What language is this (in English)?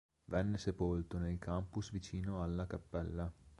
Italian